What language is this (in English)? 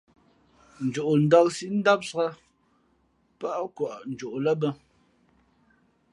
Fe'fe'